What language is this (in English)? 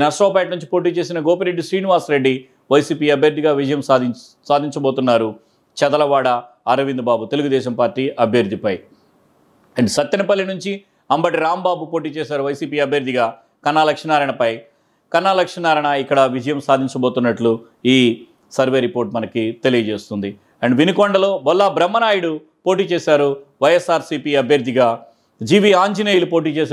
Telugu